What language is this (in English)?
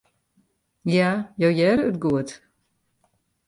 Western Frisian